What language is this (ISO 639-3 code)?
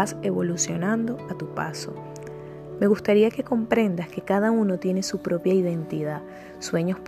spa